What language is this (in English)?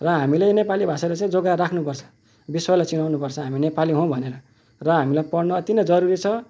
Nepali